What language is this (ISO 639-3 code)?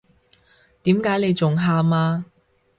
yue